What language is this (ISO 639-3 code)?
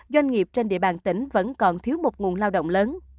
vie